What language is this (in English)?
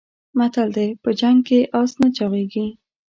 Pashto